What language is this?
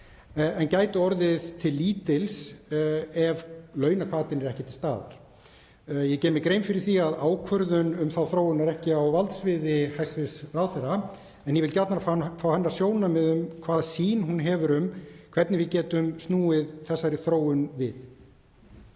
Icelandic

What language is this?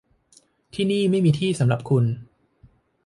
Thai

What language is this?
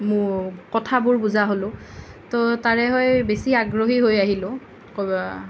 Assamese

